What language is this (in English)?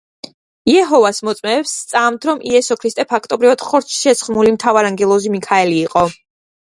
Georgian